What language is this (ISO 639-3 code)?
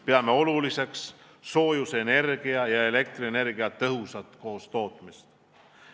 est